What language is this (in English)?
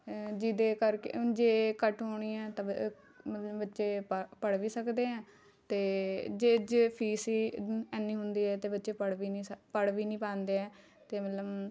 Punjabi